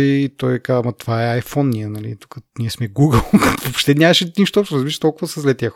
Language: Bulgarian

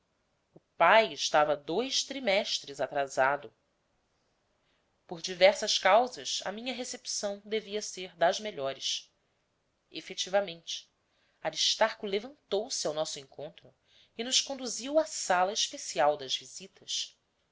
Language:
Portuguese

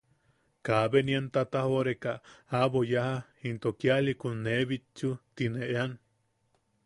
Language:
Yaqui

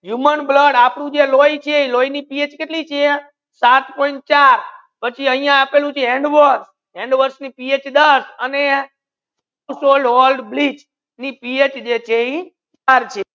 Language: Gujarati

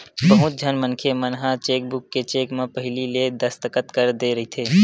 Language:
Chhattisgarhi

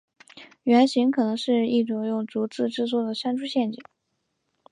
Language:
Chinese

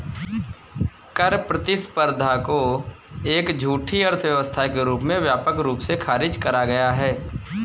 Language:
Hindi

